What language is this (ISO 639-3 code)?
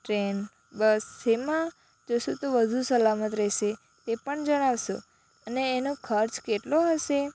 guj